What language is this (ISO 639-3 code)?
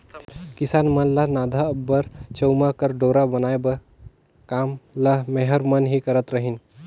hne